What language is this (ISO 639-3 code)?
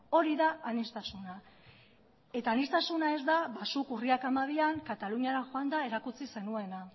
eus